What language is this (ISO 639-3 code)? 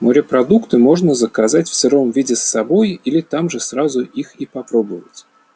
rus